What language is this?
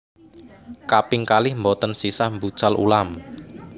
Javanese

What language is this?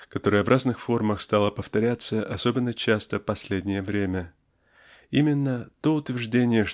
Russian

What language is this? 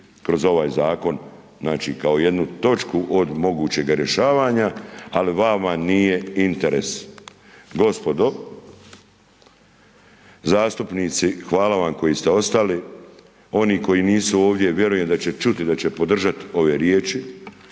Croatian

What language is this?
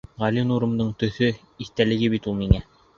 Bashkir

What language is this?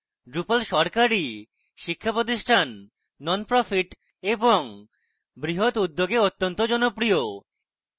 Bangla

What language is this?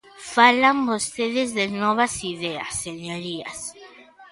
Galician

